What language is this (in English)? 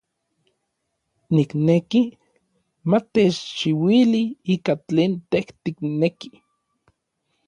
Orizaba Nahuatl